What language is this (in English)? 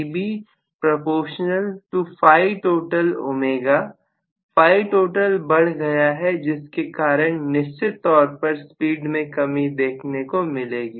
Hindi